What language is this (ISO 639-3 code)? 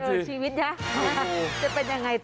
tha